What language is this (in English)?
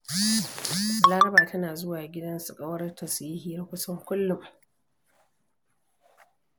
Hausa